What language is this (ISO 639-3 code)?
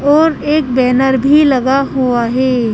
hin